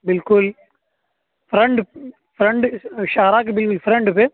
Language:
Urdu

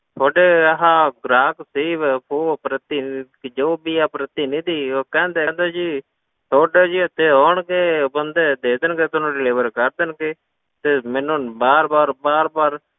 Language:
Punjabi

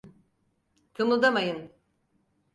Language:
Turkish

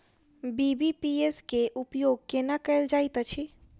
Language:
Maithili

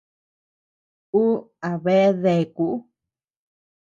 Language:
Tepeuxila Cuicatec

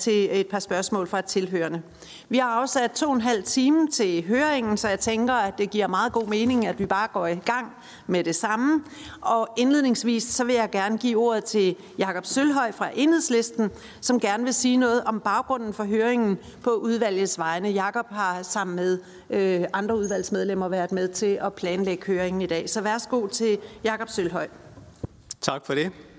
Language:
Danish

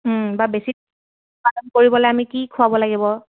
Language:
Assamese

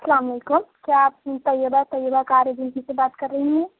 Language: Urdu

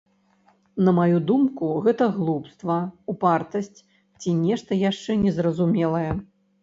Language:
Belarusian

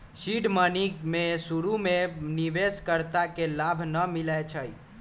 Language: Magahi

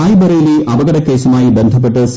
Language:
Malayalam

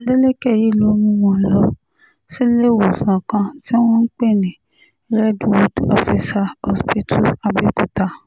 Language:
Yoruba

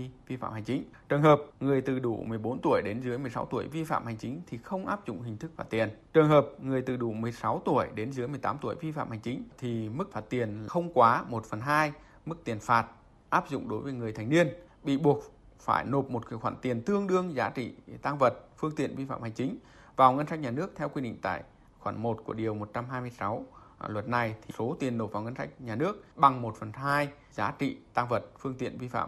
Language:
Vietnamese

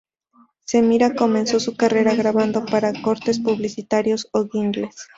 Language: Spanish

